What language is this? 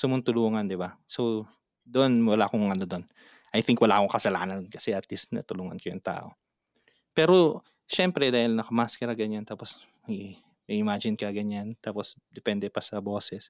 Filipino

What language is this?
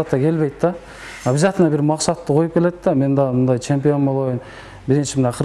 Turkish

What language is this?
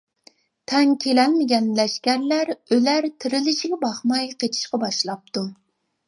Uyghur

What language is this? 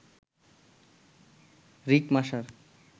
Bangla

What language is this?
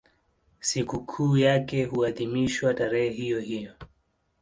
Swahili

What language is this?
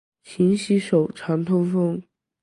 Chinese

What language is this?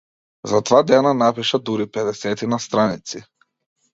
Macedonian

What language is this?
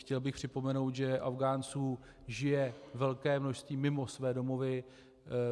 Czech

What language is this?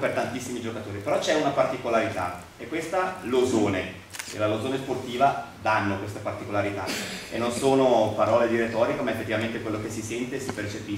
Italian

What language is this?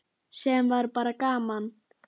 Icelandic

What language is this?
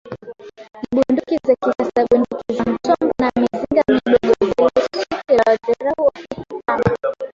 Swahili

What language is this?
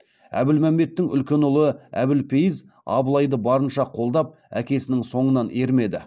Kazakh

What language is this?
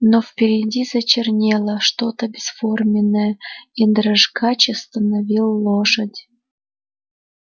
Russian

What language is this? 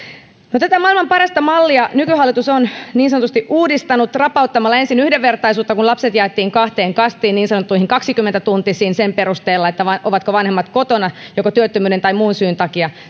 Finnish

